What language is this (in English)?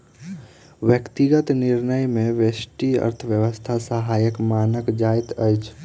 Maithili